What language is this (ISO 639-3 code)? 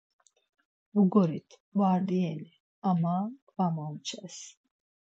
lzz